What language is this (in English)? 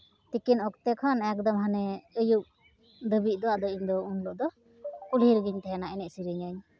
Santali